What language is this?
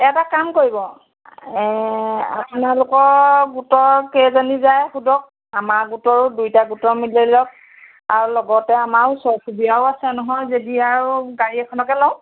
Assamese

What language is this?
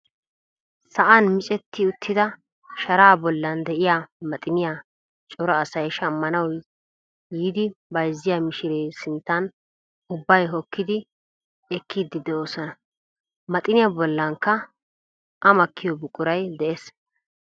Wolaytta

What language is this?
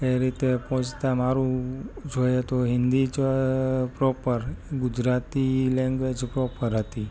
Gujarati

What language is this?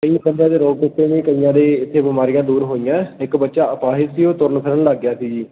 Punjabi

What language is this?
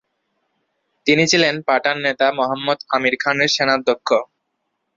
Bangla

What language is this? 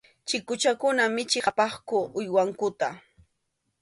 Arequipa-La Unión Quechua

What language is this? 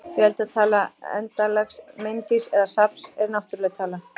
Icelandic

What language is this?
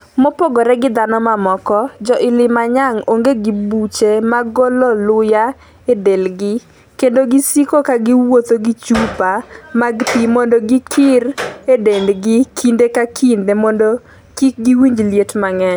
Luo (Kenya and Tanzania)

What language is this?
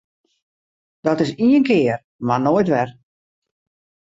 Western Frisian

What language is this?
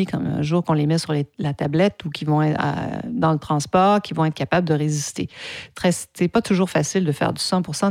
French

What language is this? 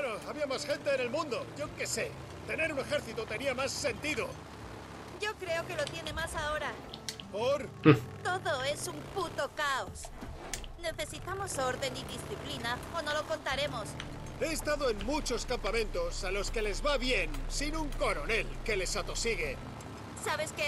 Spanish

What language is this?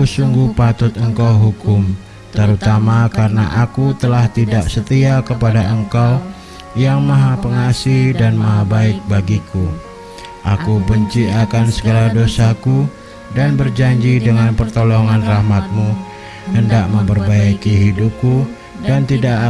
Indonesian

